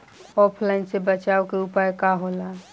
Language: Bhojpuri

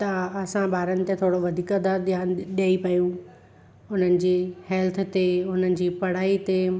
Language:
Sindhi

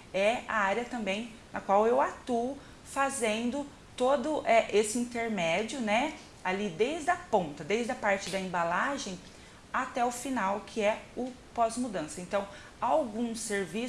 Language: Portuguese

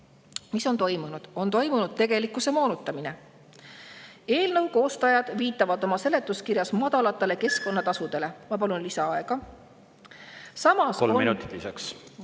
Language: Estonian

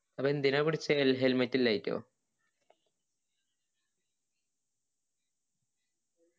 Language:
Malayalam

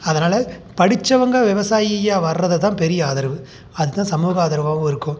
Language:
Tamil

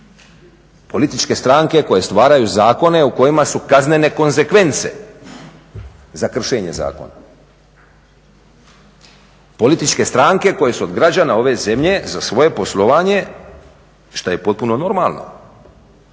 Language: Croatian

